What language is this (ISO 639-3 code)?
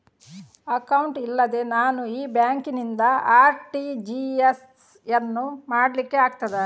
kan